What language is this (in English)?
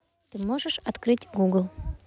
Russian